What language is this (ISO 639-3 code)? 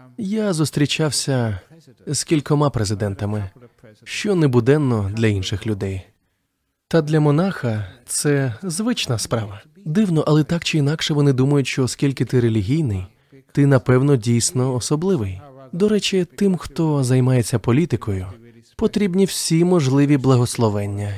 ukr